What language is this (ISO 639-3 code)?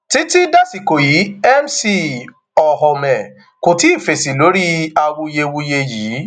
yor